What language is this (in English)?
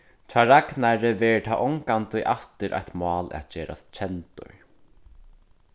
Faroese